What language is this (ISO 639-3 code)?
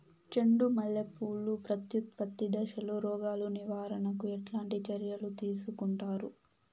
tel